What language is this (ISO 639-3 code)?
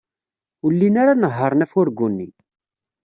kab